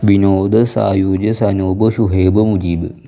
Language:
Malayalam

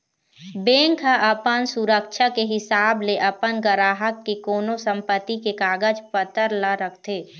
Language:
Chhattisgarhi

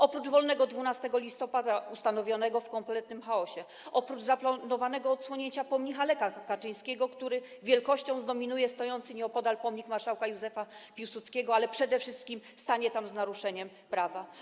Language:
Polish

